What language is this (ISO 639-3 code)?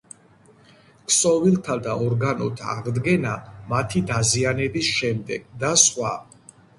kat